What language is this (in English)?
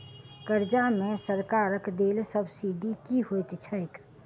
Maithili